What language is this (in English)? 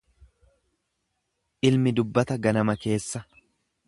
Oromo